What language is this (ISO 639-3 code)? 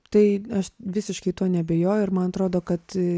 lit